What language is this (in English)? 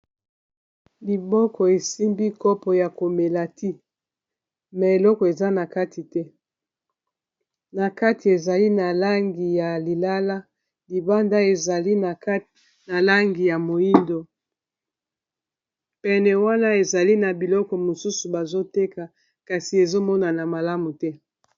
Lingala